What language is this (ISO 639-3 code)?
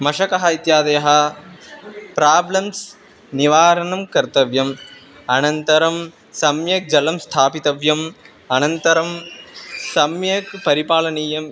san